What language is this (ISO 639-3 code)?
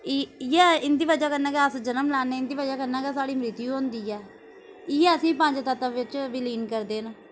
doi